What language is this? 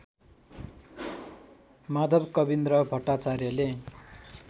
Nepali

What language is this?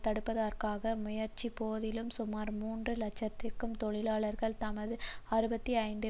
Tamil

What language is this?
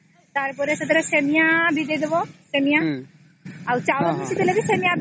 Odia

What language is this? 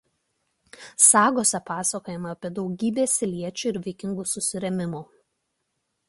Lithuanian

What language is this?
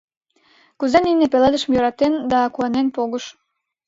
Mari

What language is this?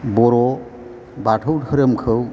Bodo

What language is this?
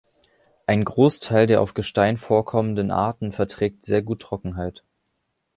German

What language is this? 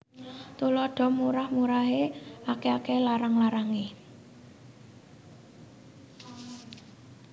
Javanese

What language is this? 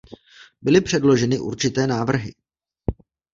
Czech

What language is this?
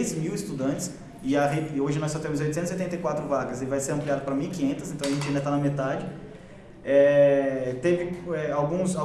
Portuguese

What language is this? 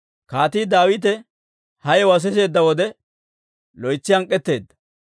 Dawro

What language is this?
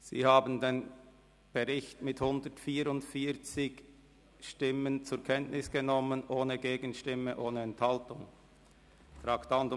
Swiss German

